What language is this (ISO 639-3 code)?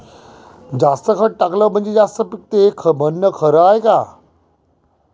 mar